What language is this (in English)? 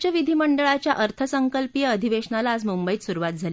Marathi